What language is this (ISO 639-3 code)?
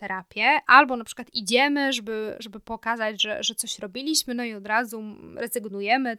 pol